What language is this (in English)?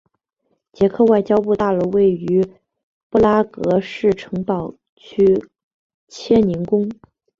Chinese